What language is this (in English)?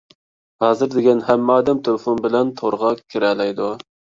Uyghur